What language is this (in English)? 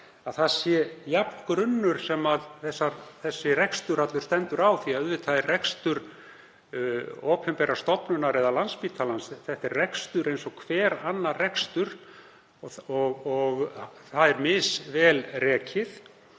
Icelandic